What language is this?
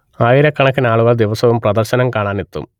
Malayalam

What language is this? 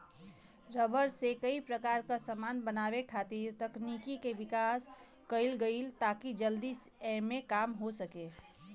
Bhojpuri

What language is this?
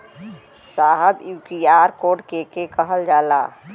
Bhojpuri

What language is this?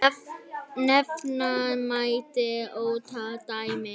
Icelandic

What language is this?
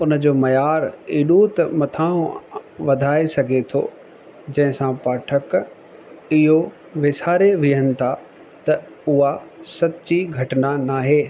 Sindhi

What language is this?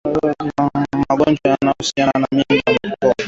Swahili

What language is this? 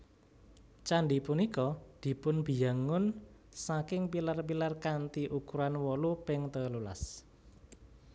Javanese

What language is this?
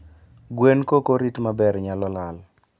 Luo (Kenya and Tanzania)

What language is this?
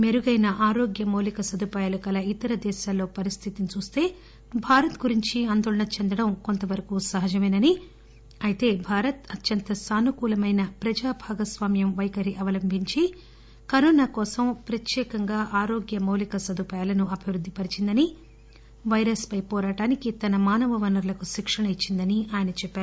Telugu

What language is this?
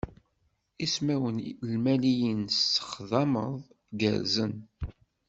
Kabyle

